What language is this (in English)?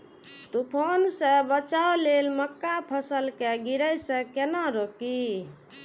Maithili